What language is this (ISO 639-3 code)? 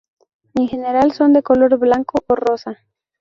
spa